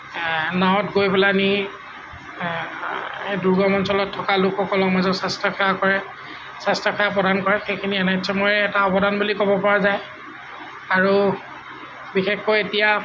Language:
Assamese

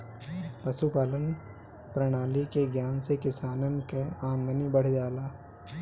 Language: Bhojpuri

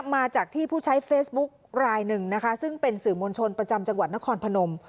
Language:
Thai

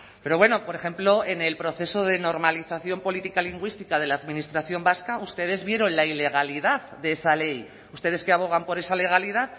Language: Spanish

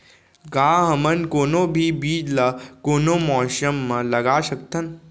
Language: Chhattisgarhi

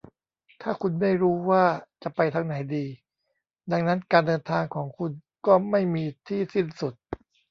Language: Thai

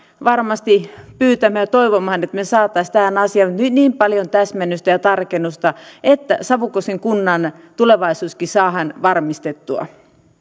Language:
Finnish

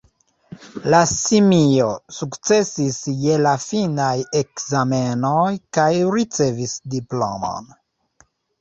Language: Esperanto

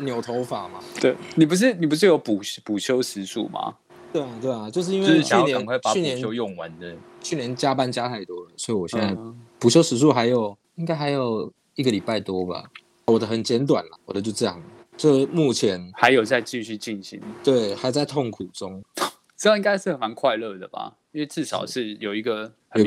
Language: Chinese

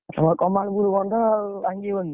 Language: Odia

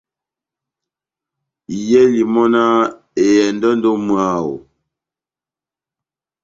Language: Batanga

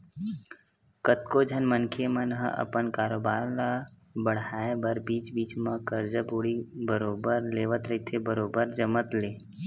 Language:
Chhattisgarhi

